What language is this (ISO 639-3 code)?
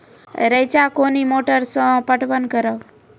mai